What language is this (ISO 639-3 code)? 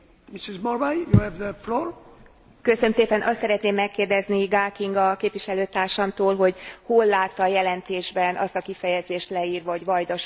hun